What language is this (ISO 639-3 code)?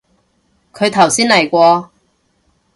yue